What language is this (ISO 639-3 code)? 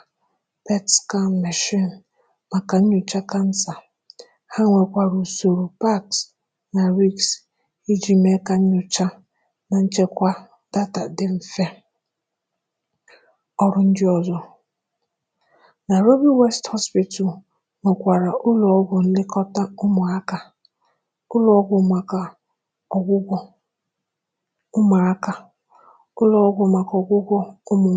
ibo